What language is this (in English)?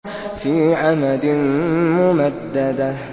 Arabic